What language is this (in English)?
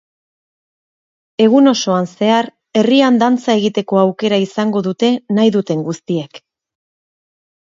Basque